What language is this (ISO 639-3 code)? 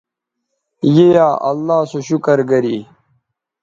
btv